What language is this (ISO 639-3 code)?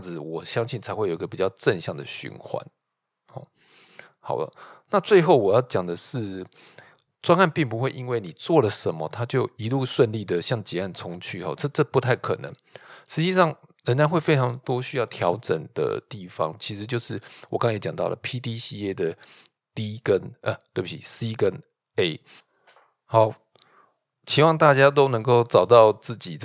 zho